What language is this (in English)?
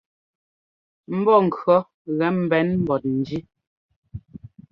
Ngomba